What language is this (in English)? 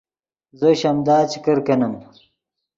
Yidgha